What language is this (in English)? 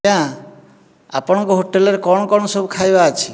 Odia